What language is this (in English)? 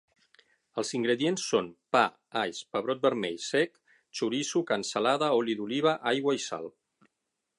Catalan